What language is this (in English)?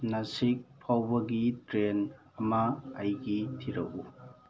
Manipuri